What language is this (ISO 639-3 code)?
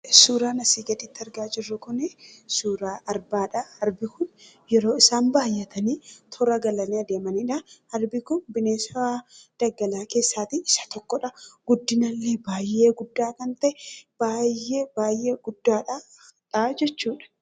orm